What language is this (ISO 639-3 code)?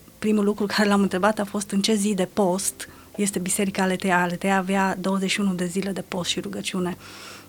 ron